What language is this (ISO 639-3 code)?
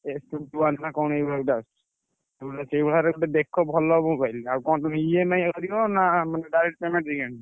ori